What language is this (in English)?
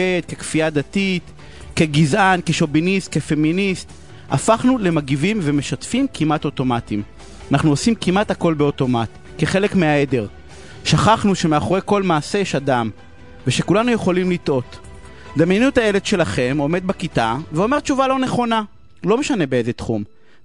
Hebrew